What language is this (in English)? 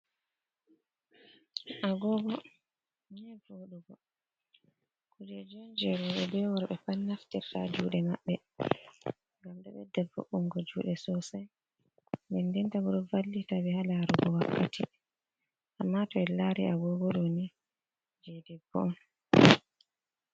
Fula